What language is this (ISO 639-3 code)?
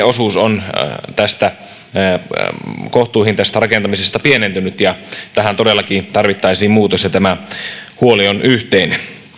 fin